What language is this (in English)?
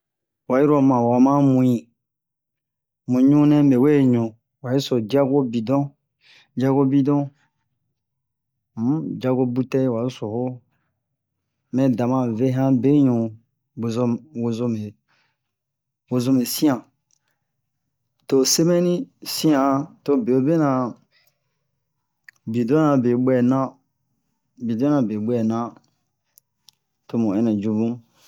Bomu